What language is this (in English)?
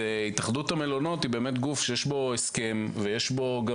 Hebrew